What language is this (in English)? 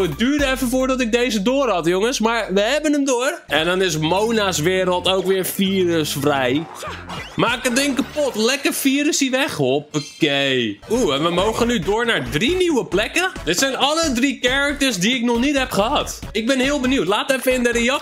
Dutch